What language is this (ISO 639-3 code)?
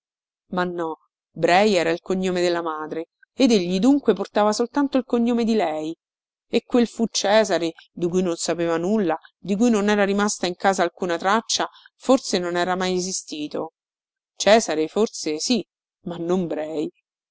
ita